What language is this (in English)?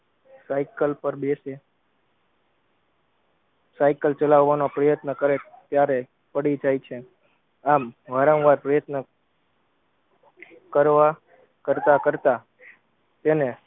Gujarati